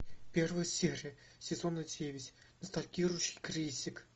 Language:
Russian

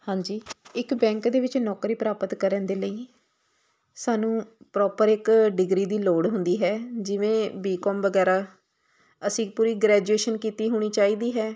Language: Punjabi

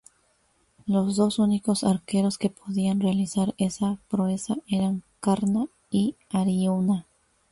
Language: Spanish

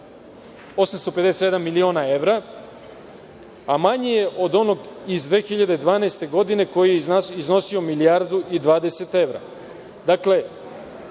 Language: Serbian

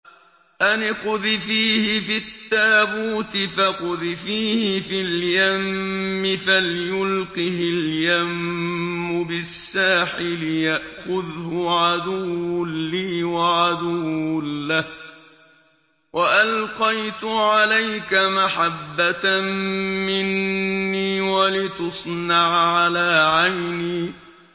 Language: Arabic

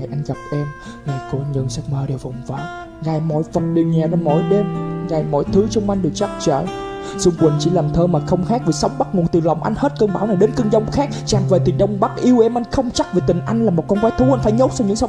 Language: Vietnamese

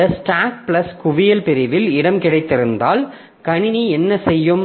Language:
Tamil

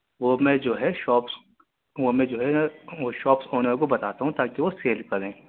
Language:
Urdu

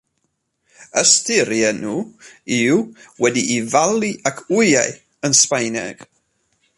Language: Welsh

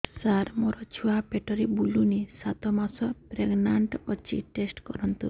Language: Odia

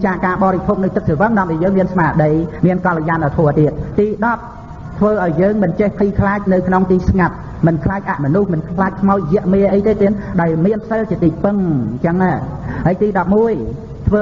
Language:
Vietnamese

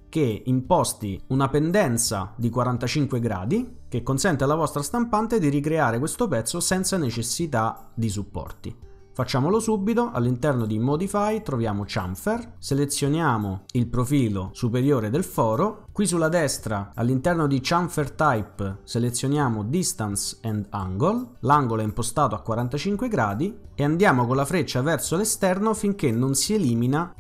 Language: Italian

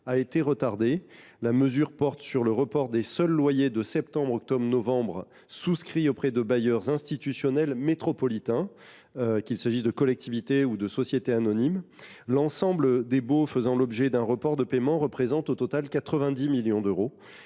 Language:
French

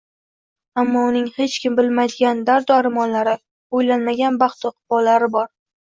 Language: Uzbek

